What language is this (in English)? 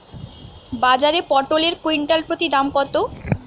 Bangla